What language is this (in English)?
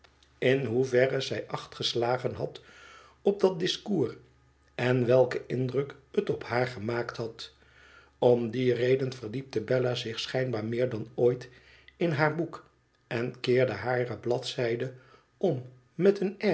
Dutch